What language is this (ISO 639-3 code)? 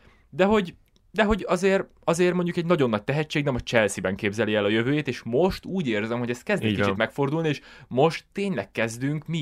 hun